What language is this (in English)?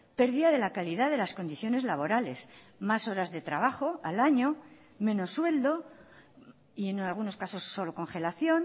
Spanish